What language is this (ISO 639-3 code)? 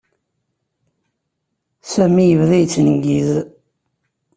kab